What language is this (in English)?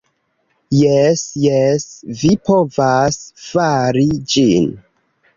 Esperanto